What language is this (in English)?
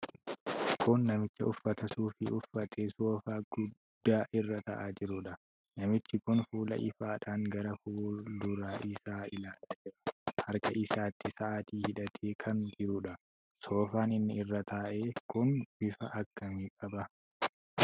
Oromo